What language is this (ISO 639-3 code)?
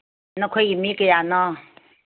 mni